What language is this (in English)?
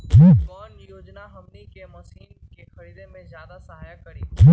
Magahi